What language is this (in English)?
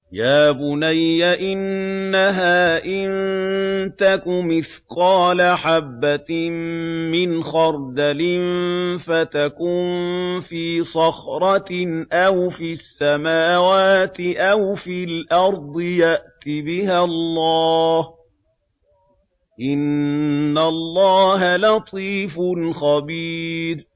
Arabic